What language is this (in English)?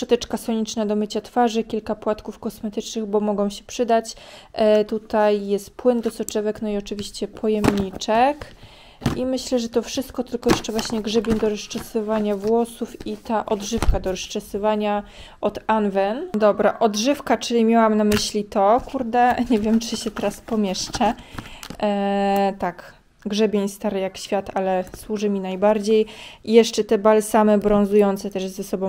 Polish